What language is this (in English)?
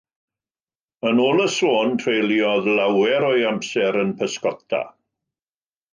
Welsh